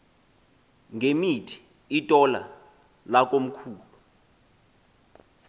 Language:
Xhosa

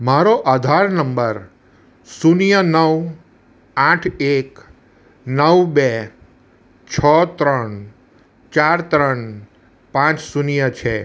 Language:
Gujarati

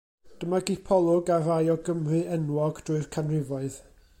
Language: Welsh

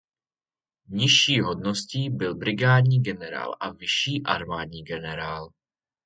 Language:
Czech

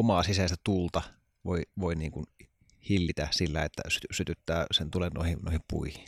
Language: Finnish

